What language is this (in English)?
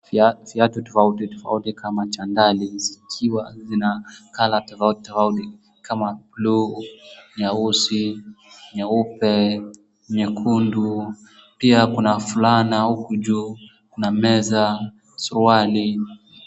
Swahili